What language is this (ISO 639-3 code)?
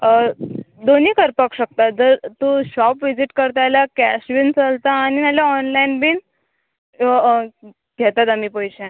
kok